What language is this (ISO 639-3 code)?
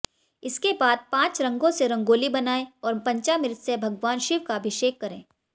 hin